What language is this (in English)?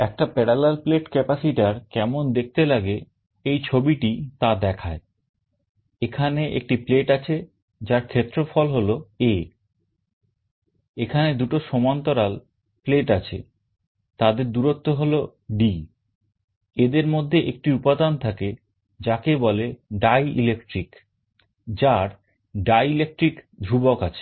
Bangla